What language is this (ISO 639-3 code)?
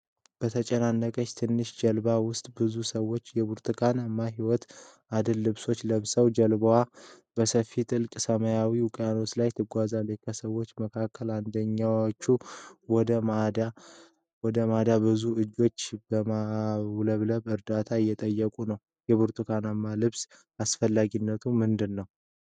amh